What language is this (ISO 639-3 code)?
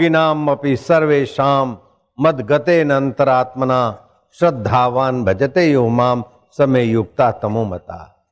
hin